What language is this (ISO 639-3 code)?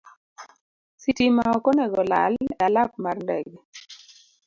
luo